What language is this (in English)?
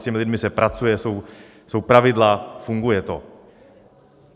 Czech